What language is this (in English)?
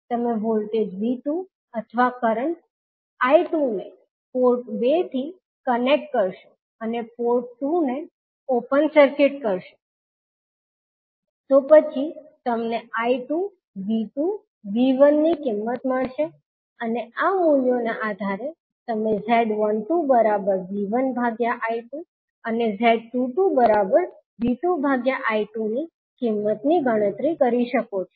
Gujarati